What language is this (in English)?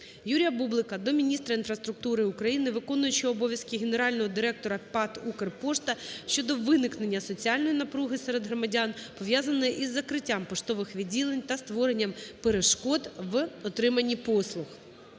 Ukrainian